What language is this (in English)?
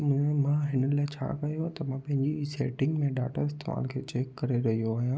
Sindhi